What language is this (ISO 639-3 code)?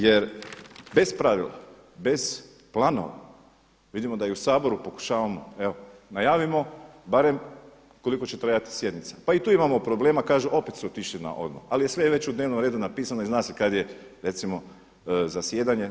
hrv